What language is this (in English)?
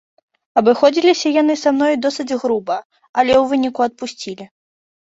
Belarusian